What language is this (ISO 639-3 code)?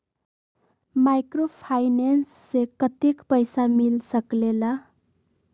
mag